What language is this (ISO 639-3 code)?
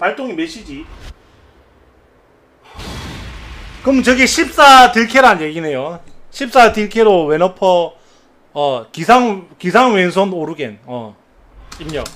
kor